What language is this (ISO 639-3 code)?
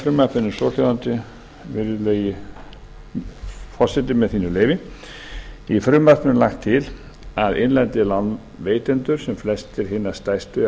isl